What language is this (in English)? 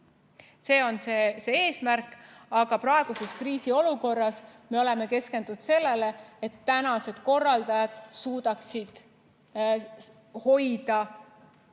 Estonian